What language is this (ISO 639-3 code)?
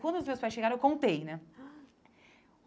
por